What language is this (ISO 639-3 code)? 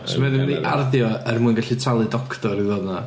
cym